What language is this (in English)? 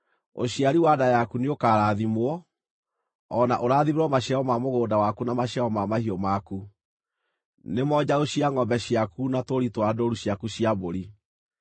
Kikuyu